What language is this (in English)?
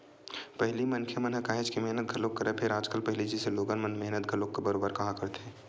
Chhattisgarhi